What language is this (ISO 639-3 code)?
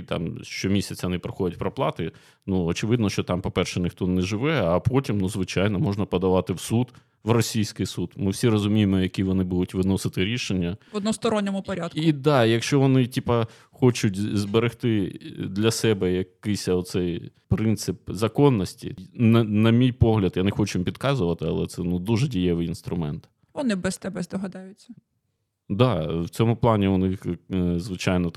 ukr